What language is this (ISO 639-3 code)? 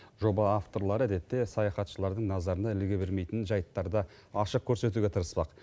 kaz